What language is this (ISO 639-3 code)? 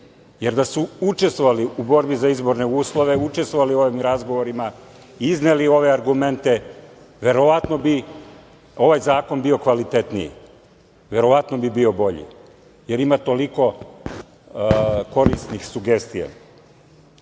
srp